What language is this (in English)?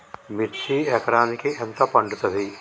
Telugu